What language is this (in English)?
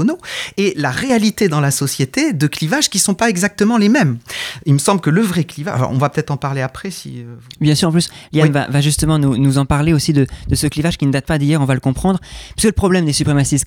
French